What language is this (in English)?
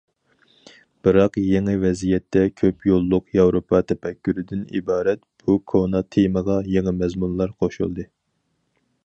Uyghur